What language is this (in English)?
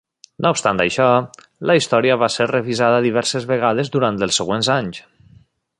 Catalan